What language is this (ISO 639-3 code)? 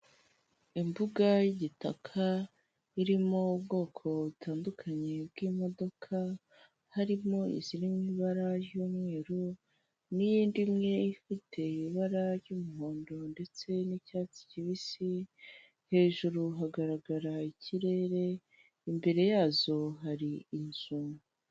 kin